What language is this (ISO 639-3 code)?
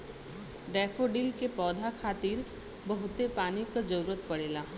bho